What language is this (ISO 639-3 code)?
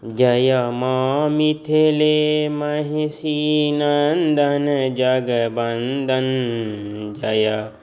mai